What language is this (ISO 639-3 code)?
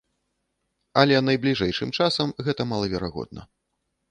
bel